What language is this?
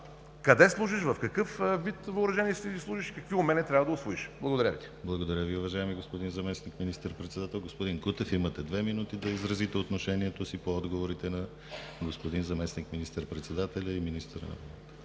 Bulgarian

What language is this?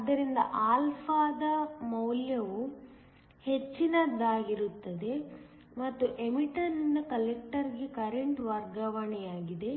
Kannada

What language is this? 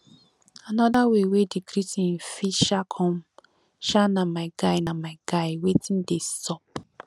Nigerian Pidgin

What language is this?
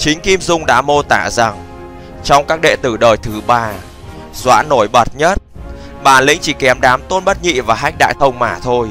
Vietnamese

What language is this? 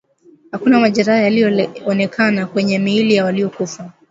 Swahili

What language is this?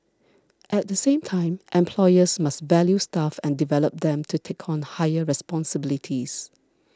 English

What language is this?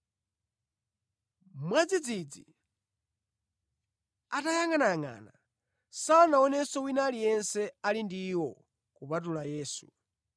Nyanja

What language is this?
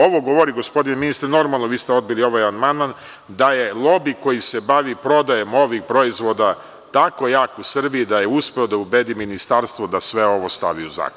Serbian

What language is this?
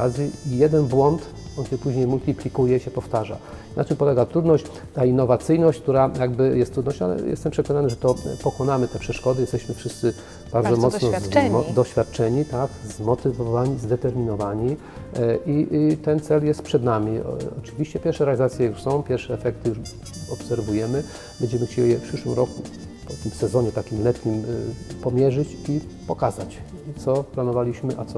Polish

